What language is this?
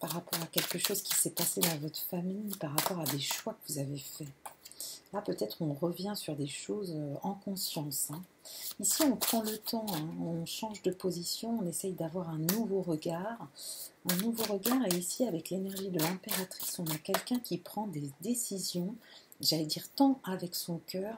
French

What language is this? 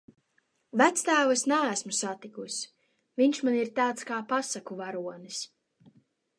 Latvian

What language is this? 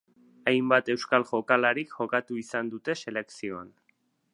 Basque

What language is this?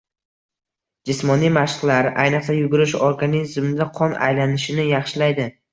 Uzbek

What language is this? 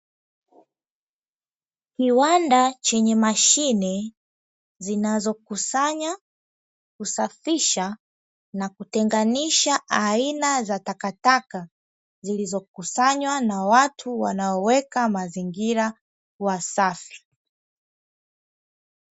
Swahili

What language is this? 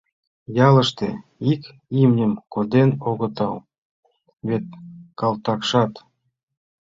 Mari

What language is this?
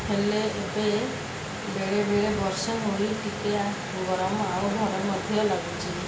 Odia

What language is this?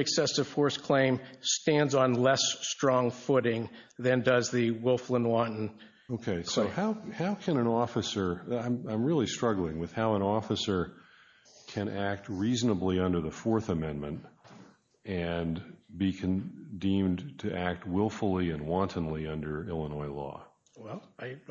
English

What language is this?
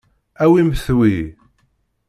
Kabyle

